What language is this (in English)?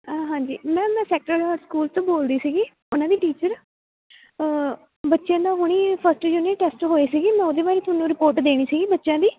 Punjabi